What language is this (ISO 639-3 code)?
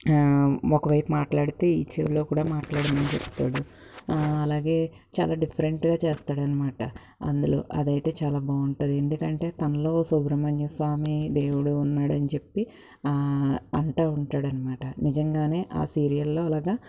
tel